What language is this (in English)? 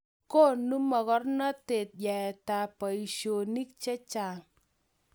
Kalenjin